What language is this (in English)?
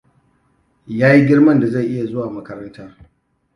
Hausa